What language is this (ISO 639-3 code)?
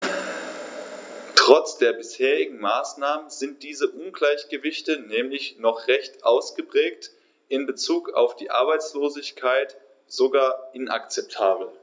deu